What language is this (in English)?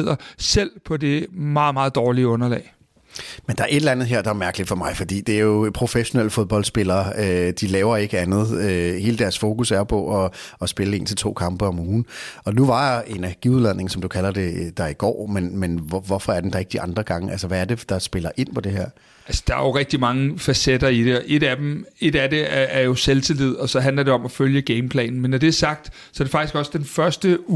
Danish